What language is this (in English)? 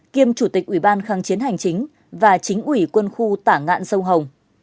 Vietnamese